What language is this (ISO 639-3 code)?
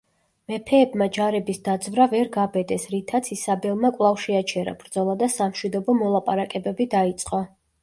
kat